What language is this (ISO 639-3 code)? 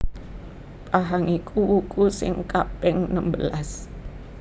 jav